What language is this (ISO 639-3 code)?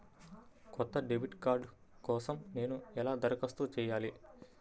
tel